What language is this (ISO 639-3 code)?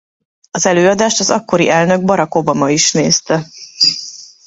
hun